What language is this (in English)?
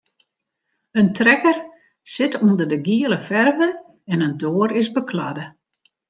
Western Frisian